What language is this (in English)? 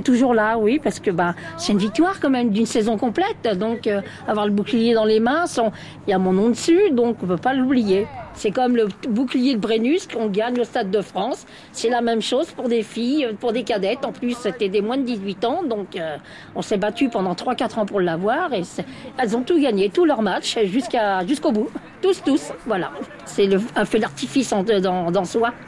French